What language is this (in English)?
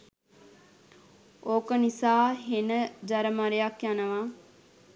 Sinhala